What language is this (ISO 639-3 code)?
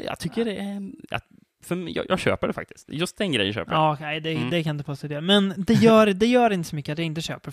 swe